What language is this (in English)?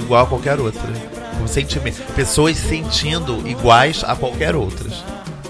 Portuguese